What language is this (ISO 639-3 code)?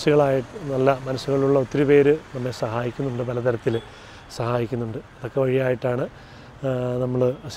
mal